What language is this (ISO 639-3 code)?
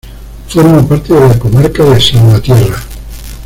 spa